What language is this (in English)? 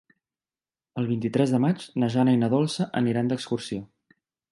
Catalan